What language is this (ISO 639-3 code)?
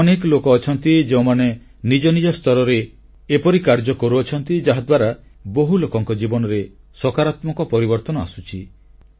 ori